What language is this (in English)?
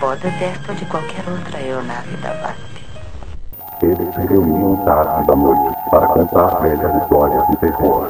Portuguese